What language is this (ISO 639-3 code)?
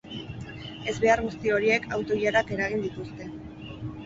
eus